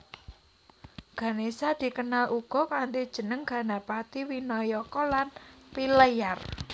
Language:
Javanese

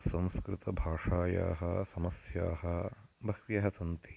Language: Sanskrit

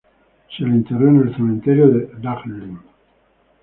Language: Spanish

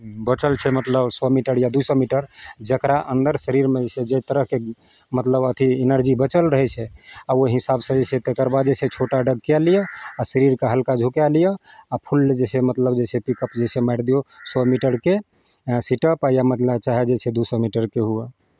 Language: Maithili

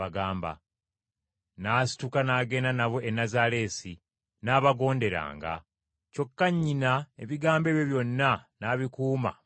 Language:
Ganda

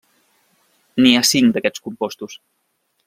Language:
Catalan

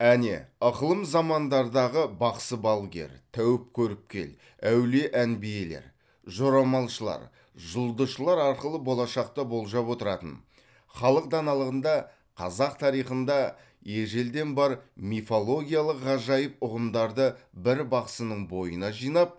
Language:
Kazakh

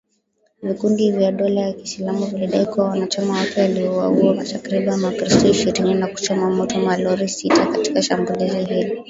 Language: Swahili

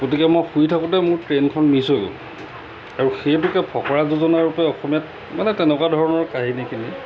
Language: Assamese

